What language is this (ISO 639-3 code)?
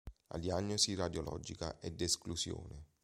ita